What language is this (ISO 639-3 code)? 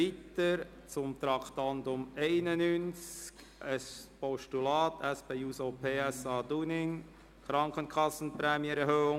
gsw